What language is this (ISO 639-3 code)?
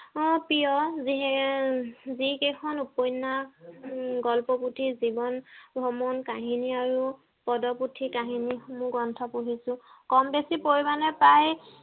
asm